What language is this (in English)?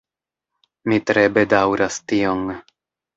Esperanto